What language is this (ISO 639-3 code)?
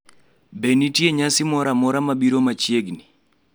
luo